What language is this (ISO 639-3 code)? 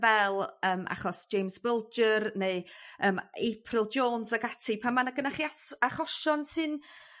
cym